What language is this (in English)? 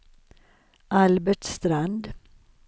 Swedish